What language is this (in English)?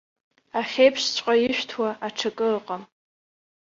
Abkhazian